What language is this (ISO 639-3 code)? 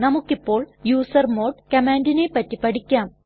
mal